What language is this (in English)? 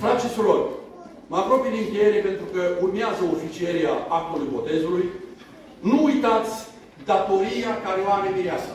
Romanian